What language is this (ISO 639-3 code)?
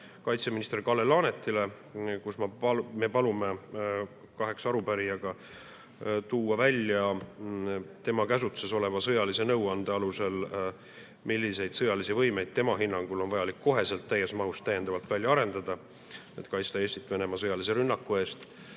est